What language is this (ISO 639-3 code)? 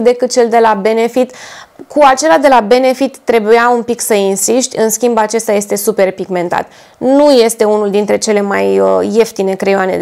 ron